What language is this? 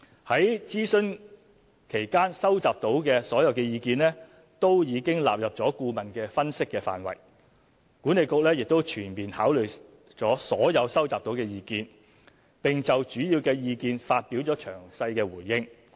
Cantonese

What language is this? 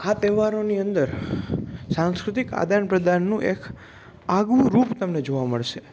Gujarati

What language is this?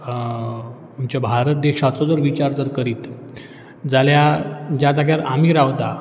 Konkani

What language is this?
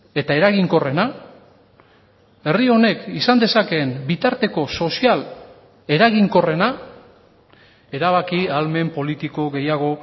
Basque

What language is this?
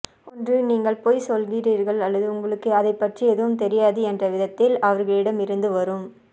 Tamil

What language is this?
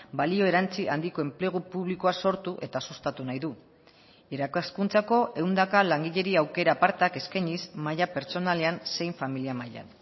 Basque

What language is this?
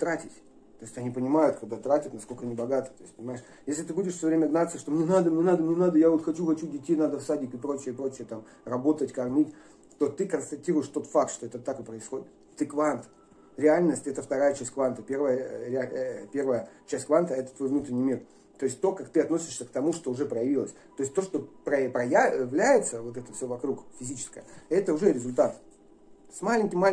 Russian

